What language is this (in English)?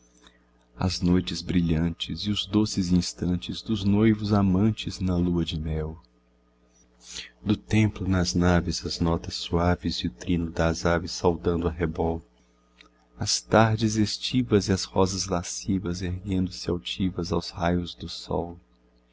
Portuguese